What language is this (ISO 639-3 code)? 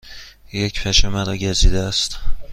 fas